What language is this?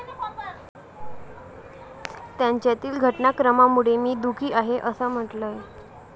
Marathi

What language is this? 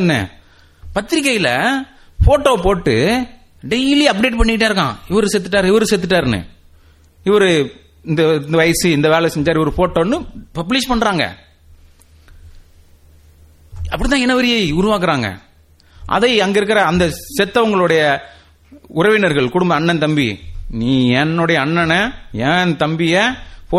Tamil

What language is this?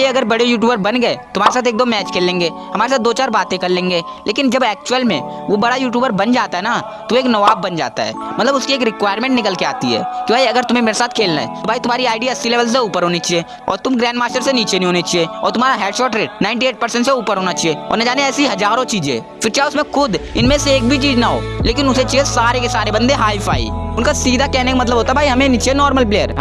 Hindi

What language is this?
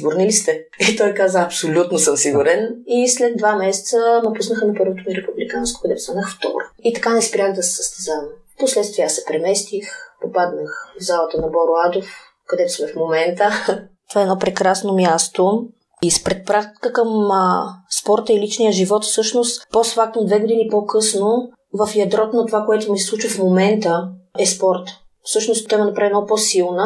Bulgarian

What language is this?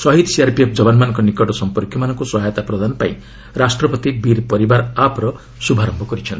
Odia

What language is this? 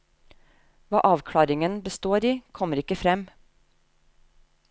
Norwegian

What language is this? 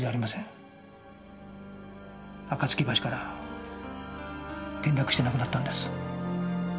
Japanese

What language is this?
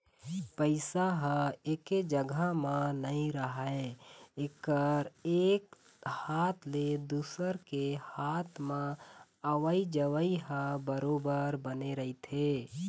Chhattisgarhi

